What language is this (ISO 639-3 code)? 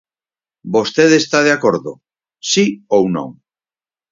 glg